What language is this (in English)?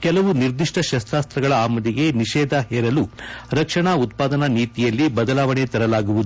Kannada